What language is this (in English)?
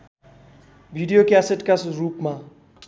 Nepali